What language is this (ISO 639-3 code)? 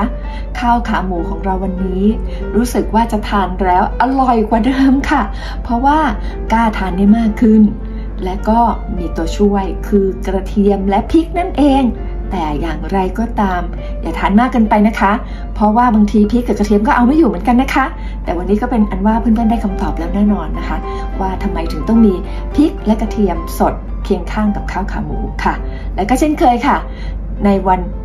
tha